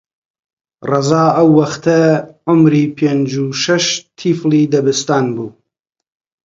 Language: Central Kurdish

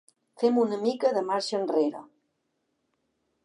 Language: Catalan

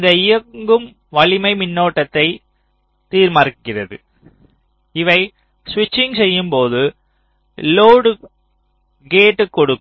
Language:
Tamil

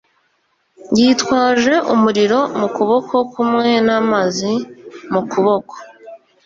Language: Kinyarwanda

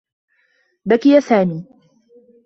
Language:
Arabic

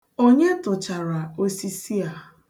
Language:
Igbo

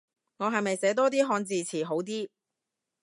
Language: Cantonese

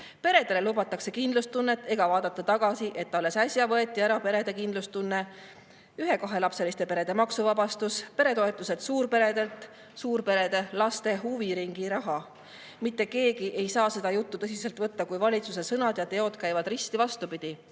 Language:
Estonian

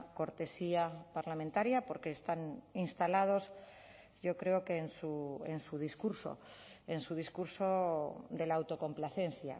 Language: Spanish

